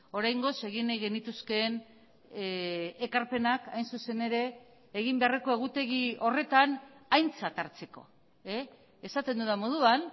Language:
Basque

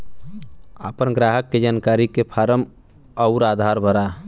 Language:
Bhojpuri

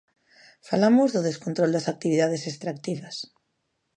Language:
Galician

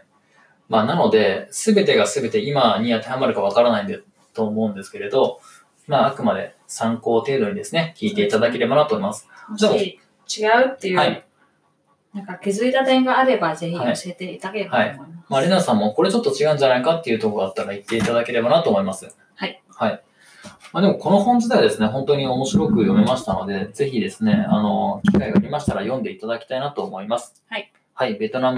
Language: Japanese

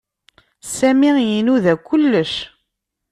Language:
Kabyle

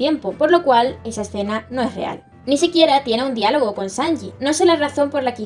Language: Spanish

